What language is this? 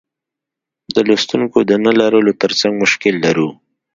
Pashto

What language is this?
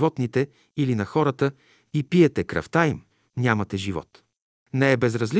Bulgarian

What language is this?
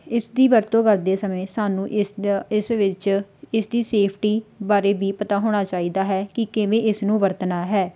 Punjabi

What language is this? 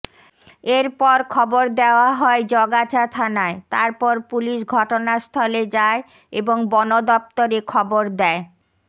Bangla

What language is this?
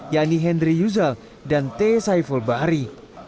Indonesian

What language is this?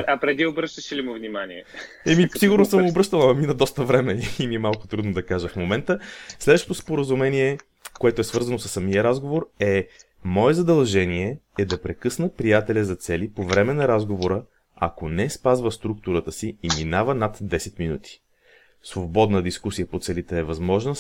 Bulgarian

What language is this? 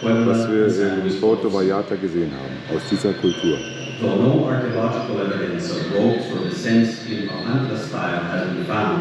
German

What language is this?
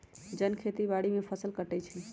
Magahi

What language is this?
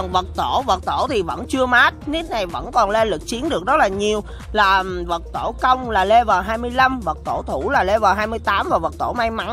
Vietnamese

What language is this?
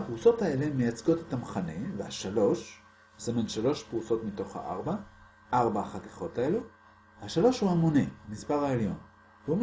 Hebrew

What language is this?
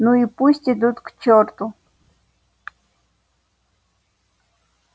Russian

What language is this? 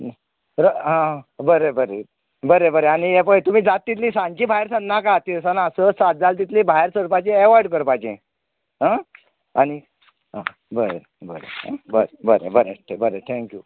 Konkani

